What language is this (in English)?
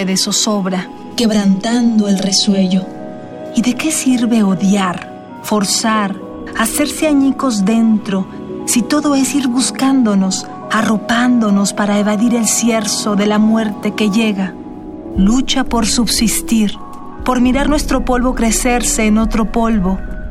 Spanish